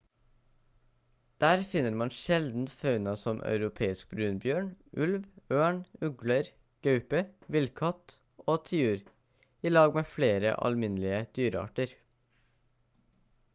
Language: Norwegian Bokmål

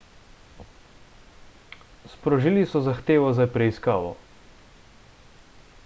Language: Slovenian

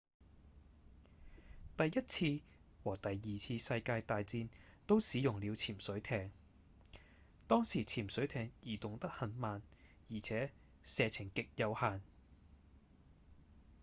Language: Cantonese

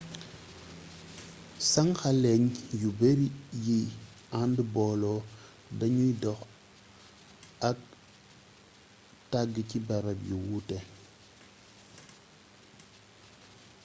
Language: Wolof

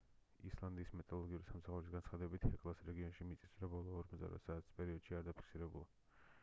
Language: Georgian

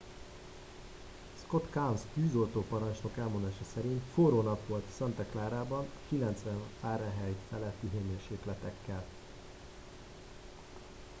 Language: Hungarian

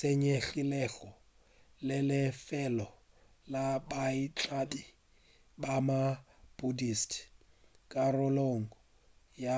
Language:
Northern Sotho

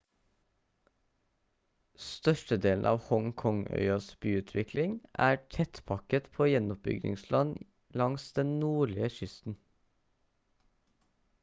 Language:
Norwegian Bokmål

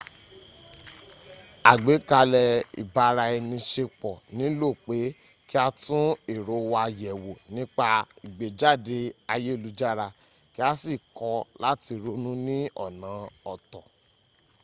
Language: Yoruba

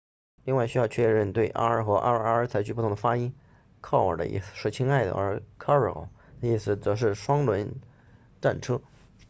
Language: Chinese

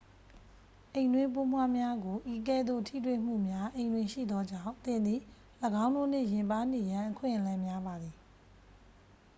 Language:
Burmese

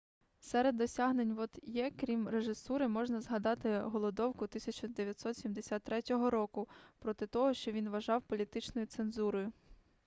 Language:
Ukrainian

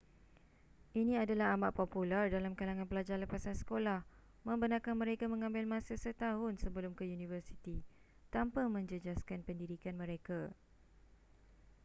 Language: Malay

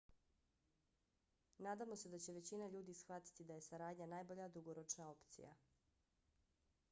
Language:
Bosnian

